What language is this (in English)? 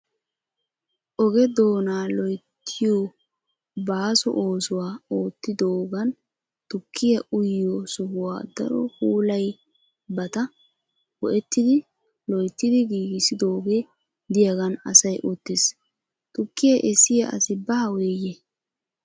Wolaytta